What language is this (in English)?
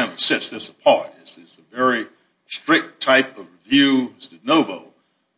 English